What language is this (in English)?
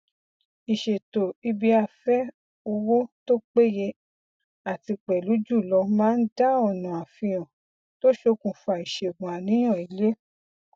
Yoruba